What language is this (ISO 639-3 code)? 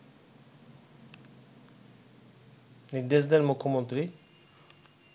ben